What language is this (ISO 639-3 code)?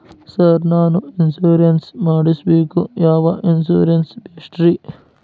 kan